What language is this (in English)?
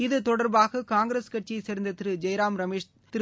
Tamil